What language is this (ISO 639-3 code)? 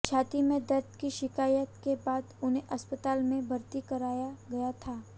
hin